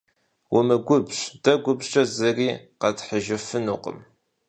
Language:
Kabardian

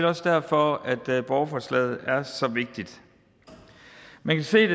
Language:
Danish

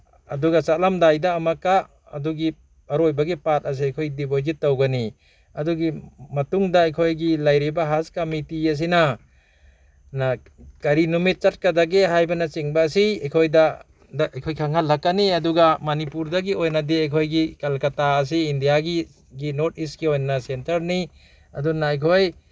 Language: Manipuri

